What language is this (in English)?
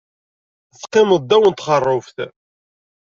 Kabyle